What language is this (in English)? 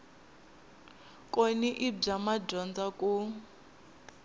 Tsonga